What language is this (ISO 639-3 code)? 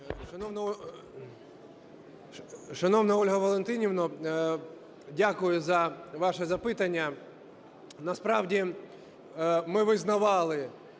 ukr